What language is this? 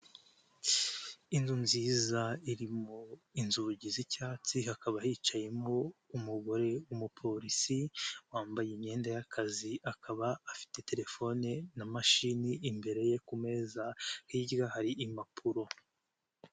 Kinyarwanda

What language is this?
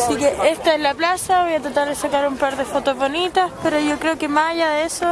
Spanish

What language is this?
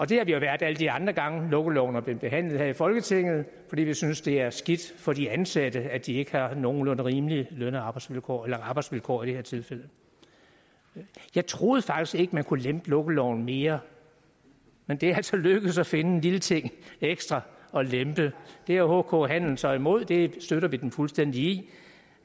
Danish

